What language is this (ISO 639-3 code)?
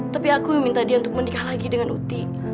ind